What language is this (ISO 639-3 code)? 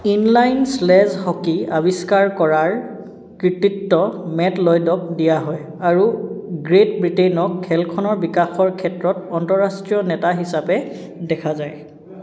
asm